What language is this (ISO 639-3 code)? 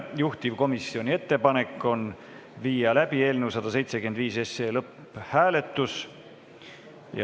est